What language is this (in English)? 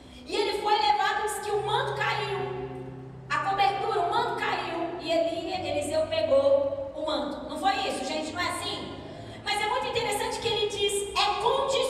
Portuguese